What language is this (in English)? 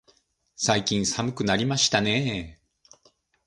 Japanese